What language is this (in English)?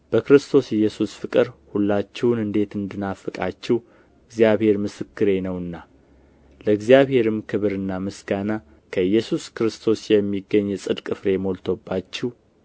Amharic